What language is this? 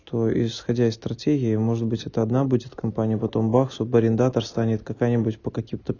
Russian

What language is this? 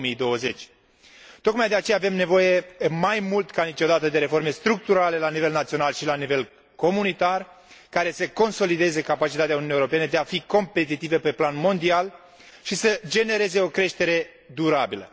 Romanian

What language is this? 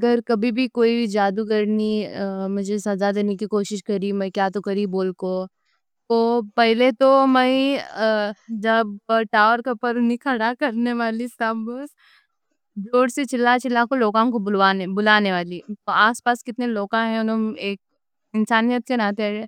Deccan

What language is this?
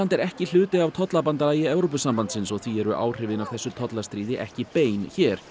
Icelandic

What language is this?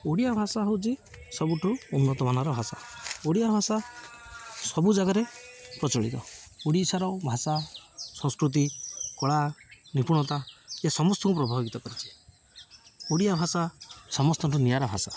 Odia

